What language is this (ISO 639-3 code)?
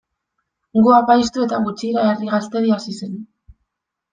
eus